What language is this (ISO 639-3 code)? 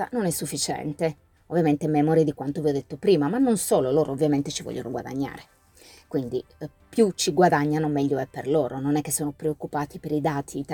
ita